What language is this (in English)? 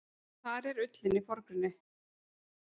Icelandic